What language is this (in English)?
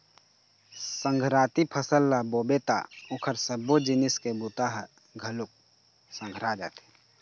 Chhattisgarhi